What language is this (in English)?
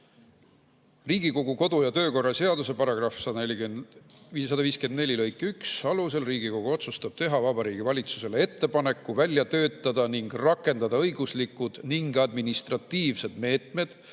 Estonian